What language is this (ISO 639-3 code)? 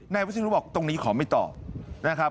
tha